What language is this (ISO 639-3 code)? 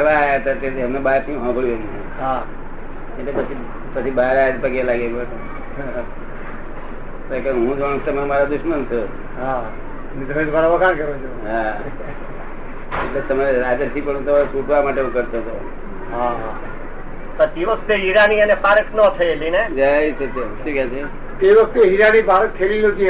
guj